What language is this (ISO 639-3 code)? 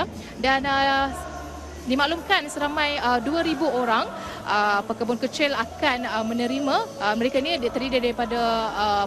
msa